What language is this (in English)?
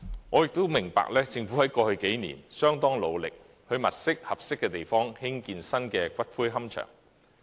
Cantonese